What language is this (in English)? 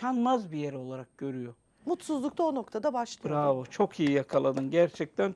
Turkish